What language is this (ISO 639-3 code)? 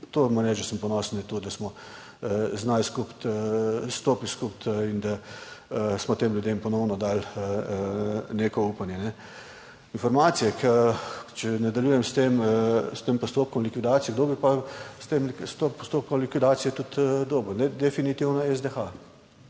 slv